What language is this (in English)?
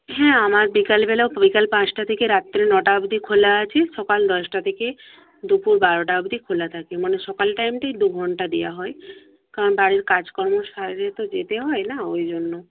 Bangla